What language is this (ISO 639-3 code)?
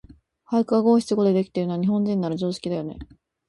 jpn